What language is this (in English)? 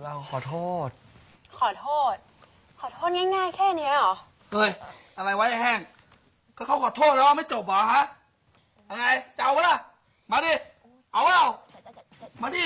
Thai